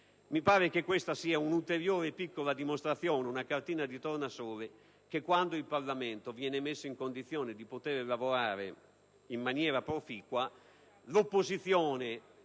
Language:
Italian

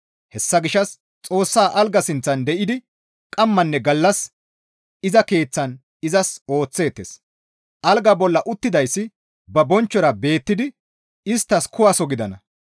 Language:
Gamo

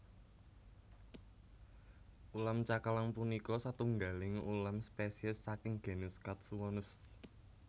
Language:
Javanese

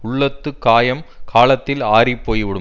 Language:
Tamil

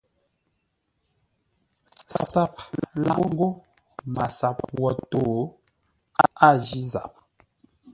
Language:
Ngombale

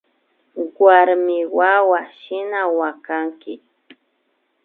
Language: Imbabura Highland Quichua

